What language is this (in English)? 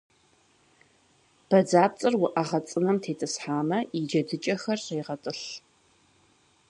Kabardian